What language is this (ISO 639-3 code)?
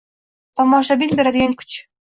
uzb